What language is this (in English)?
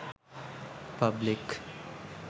Sinhala